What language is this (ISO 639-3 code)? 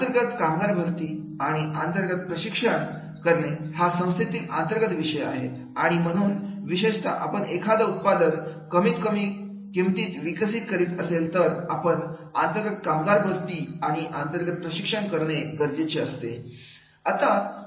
mar